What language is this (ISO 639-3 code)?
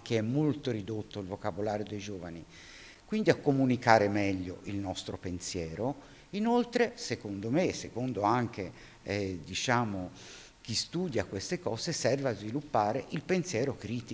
ita